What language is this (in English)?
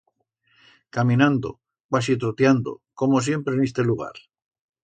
Aragonese